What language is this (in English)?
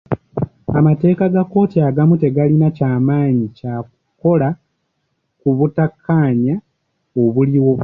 Ganda